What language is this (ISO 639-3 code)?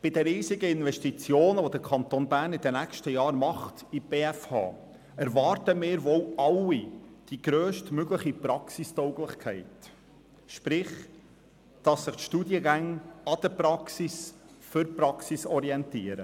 gsw